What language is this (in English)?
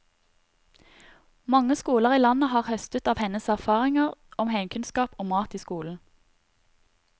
Norwegian